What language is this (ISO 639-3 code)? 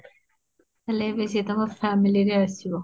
ori